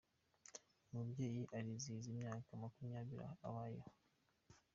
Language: Kinyarwanda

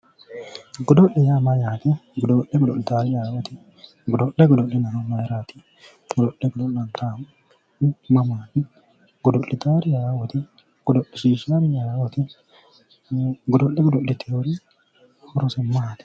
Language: Sidamo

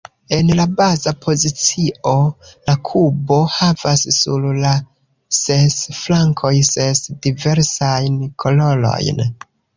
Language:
Esperanto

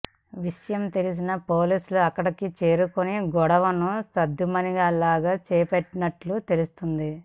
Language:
Telugu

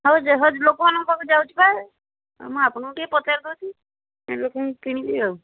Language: Odia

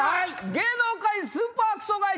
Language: Japanese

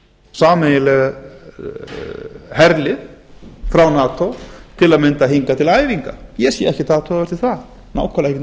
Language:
Icelandic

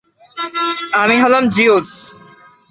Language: Bangla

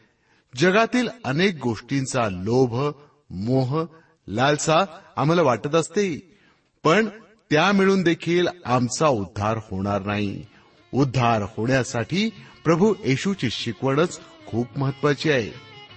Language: Marathi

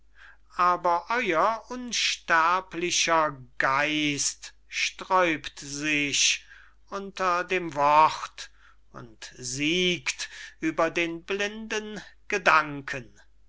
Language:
German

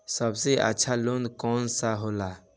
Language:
Bhojpuri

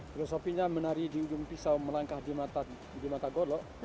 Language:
Indonesian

